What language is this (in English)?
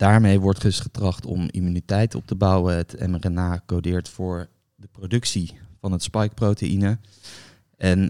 Dutch